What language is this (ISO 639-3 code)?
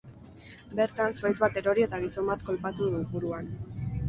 eus